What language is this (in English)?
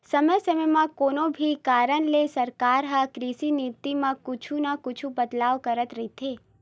Chhattisgarhi